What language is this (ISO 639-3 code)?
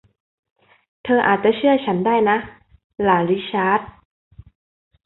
tha